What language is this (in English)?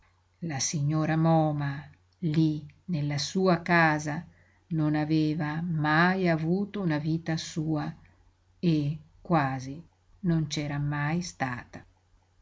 Italian